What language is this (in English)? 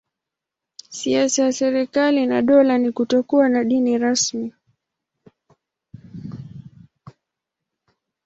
Swahili